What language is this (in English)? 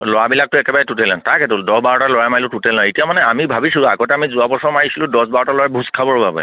Assamese